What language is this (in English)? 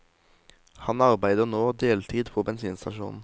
Norwegian